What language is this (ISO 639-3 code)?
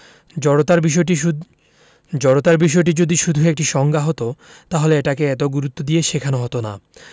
ben